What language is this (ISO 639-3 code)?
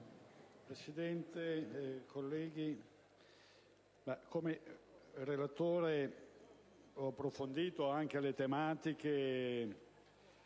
ita